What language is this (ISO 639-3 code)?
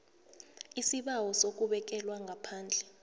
nbl